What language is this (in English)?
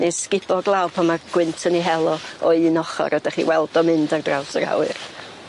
Welsh